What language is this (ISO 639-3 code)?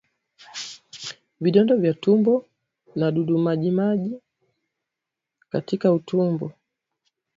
swa